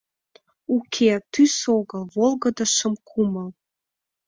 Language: Mari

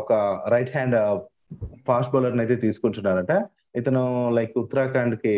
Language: Telugu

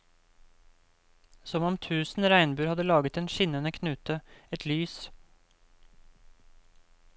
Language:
Norwegian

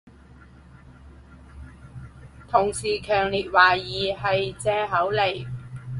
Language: Cantonese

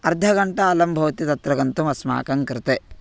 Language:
Sanskrit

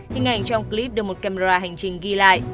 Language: Vietnamese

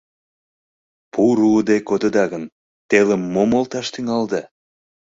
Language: Mari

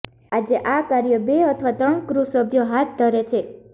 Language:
Gujarati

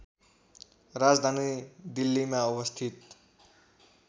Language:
Nepali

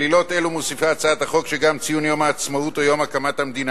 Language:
Hebrew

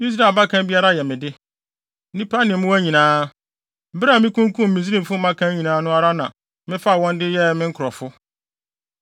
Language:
Akan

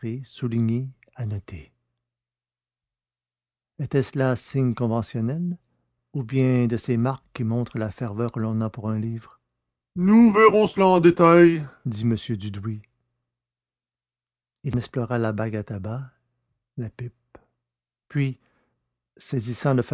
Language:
French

